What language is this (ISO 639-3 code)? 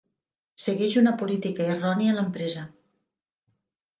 cat